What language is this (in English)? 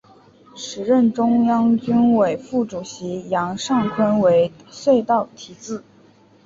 Chinese